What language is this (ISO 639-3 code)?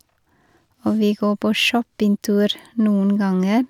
nor